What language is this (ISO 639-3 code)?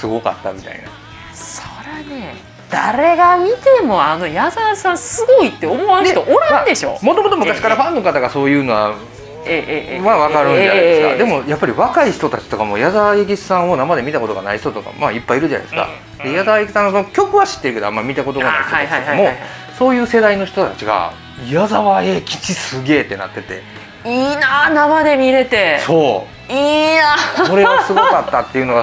jpn